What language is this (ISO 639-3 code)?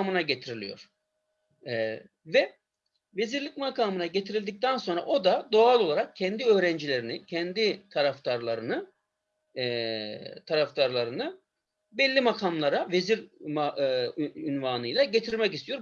tur